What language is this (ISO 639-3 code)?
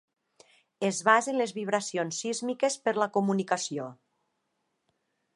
cat